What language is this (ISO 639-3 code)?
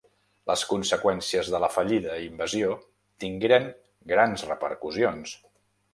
cat